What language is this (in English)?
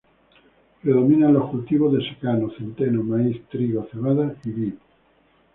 Spanish